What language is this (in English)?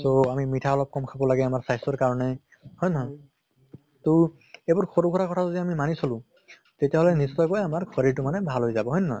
Assamese